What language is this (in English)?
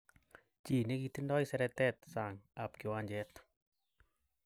Kalenjin